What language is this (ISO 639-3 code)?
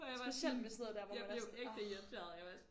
dan